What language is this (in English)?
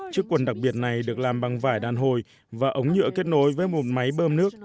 Vietnamese